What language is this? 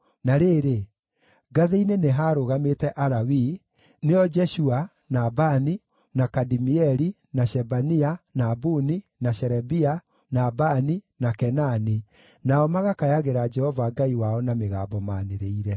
Kikuyu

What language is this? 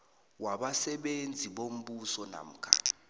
South Ndebele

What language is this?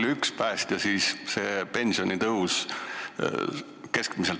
Estonian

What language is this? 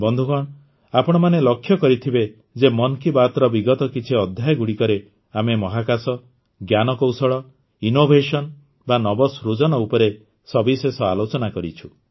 Odia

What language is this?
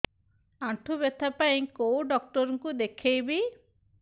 Odia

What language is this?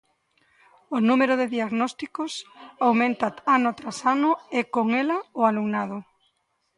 Galician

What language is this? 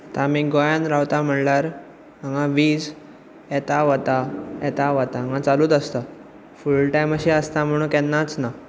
Konkani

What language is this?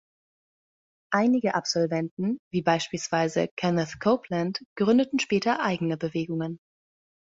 German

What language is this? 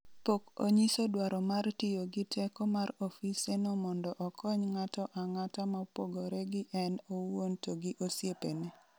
Luo (Kenya and Tanzania)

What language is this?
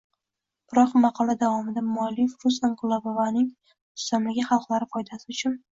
Uzbek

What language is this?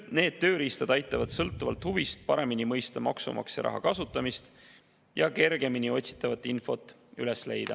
Estonian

